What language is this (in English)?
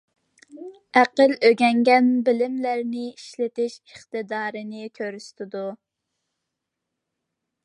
Uyghur